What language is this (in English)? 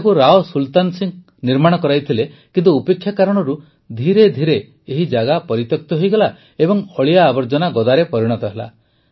Odia